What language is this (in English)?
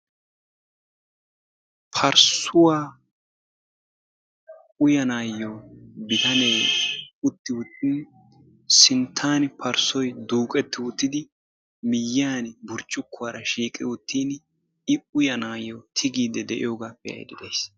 Wolaytta